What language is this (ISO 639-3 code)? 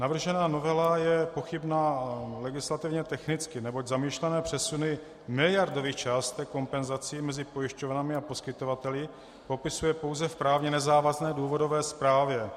ces